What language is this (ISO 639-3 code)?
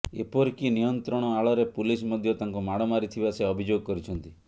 ori